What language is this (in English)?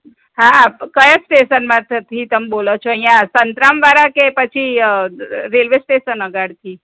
Gujarati